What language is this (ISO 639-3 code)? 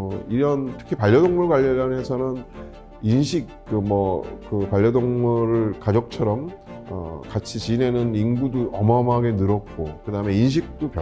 kor